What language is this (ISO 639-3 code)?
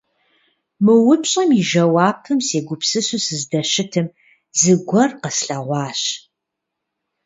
kbd